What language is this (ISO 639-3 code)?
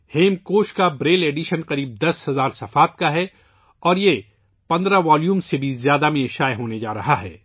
urd